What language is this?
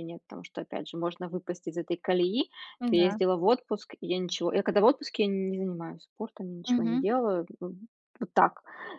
Russian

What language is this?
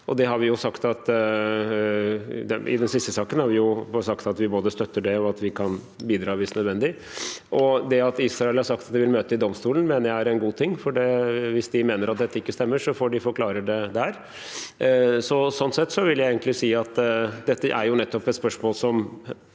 Norwegian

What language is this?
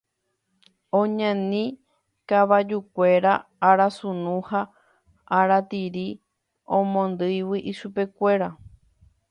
Guarani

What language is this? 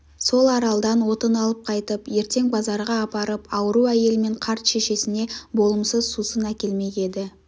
Kazakh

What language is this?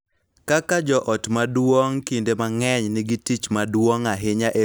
Luo (Kenya and Tanzania)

